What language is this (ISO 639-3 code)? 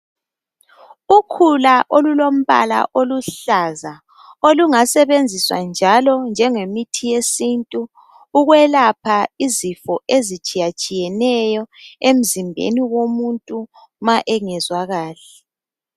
nde